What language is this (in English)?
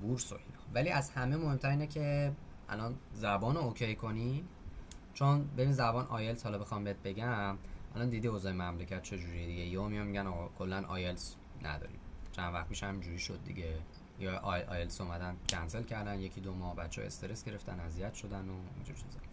Persian